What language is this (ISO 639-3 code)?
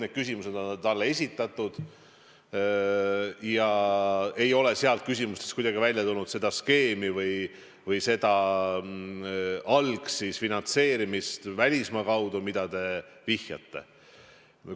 est